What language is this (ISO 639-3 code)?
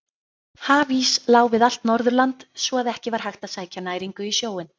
isl